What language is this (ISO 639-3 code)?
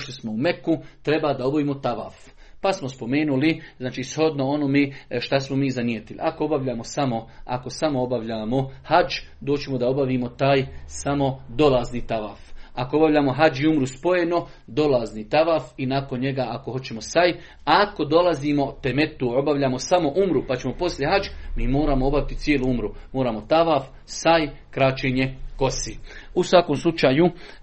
hrv